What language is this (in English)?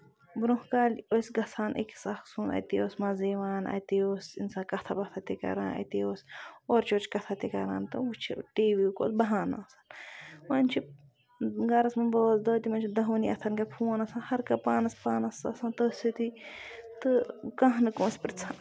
Kashmiri